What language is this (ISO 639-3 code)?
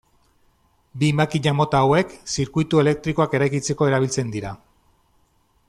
eus